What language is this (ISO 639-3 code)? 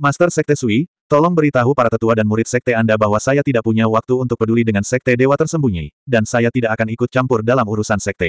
ind